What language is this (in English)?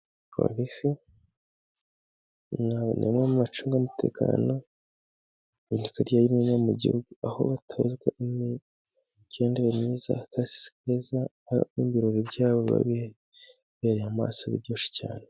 Kinyarwanda